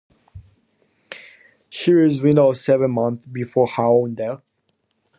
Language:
English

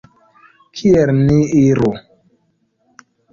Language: Esperanto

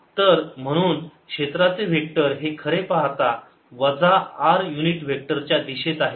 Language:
Marathi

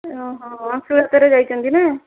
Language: Odia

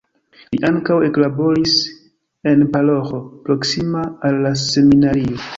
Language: Esperanto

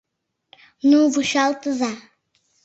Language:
Mari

